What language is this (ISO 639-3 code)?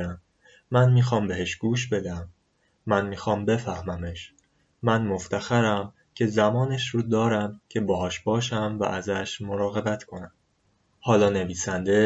fas